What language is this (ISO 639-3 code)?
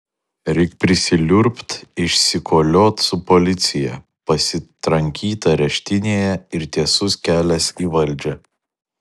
lit